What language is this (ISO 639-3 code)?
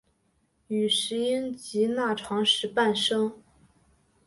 zho